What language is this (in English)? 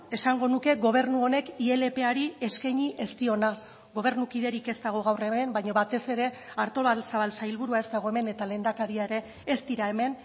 Basque